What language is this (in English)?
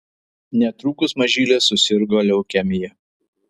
Lithuanian